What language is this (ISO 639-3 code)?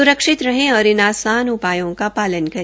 hin